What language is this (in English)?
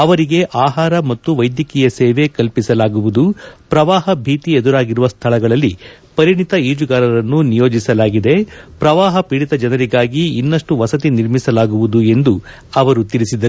Kannada